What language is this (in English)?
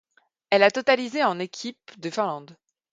French